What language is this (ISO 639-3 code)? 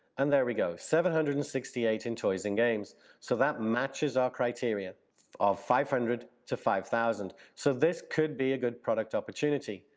eng